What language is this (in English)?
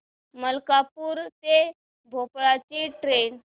Marathi